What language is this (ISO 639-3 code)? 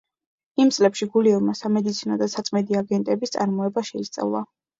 kat